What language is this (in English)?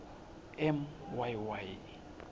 Swati